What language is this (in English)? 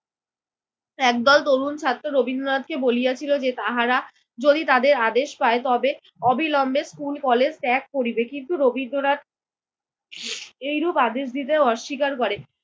Bangla